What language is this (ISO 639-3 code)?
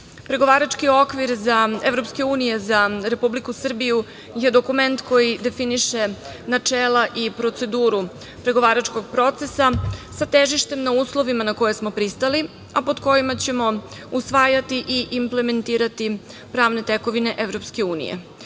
srp